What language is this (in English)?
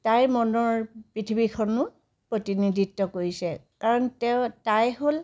Assamese